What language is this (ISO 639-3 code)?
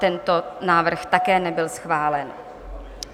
ces